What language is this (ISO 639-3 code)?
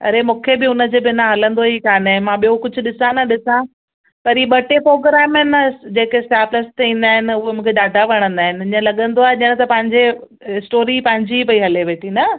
snd